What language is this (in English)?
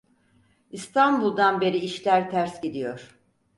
Turkish